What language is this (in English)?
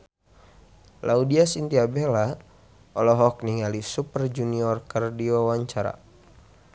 Sundanese